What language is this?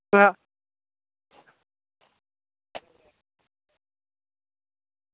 Dogri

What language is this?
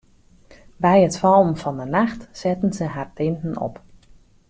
Western Frisian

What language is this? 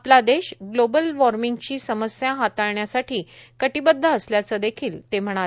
Marathi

